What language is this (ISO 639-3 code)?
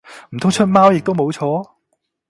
yue